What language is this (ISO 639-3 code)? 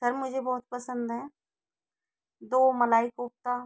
hin